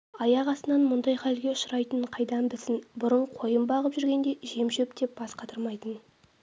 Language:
Kazakh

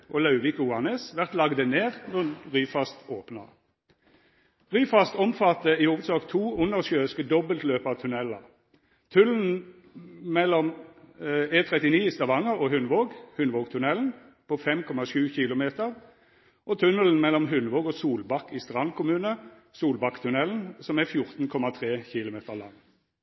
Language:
Norwegian Nynorsk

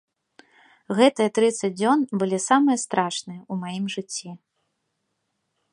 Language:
Belarusian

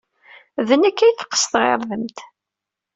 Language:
Kabyle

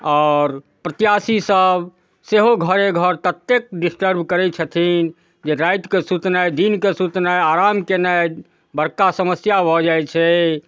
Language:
Maithili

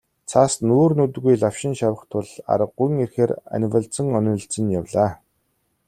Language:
Mongolian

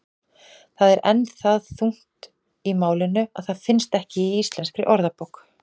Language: Icelandic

